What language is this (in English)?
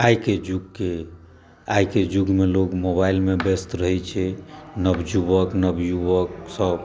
Maithili